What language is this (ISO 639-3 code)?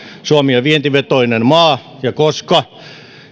fin